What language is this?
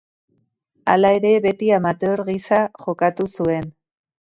Basque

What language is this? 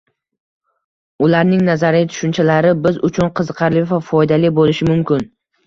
Uzbek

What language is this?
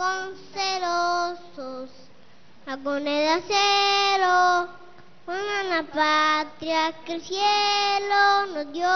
Spanish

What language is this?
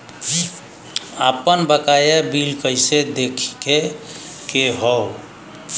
Bhojpuri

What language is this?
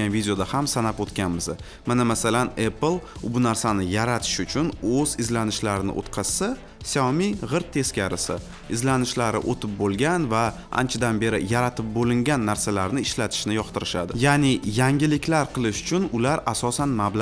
Turkish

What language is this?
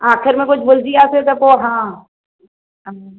Sindhi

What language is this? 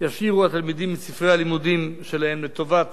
Hebrew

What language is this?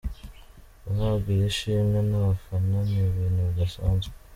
Kinyarwanda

